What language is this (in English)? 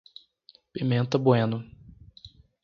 Portuguese